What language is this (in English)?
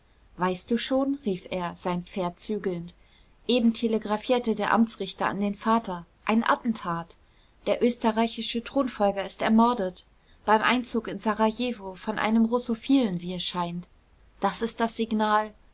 German